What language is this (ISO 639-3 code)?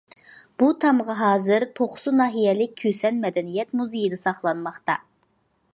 uig